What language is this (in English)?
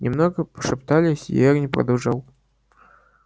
Russian